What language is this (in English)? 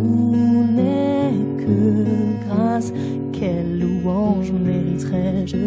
French